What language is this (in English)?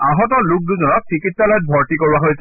Assamese